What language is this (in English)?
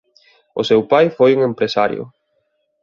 Galician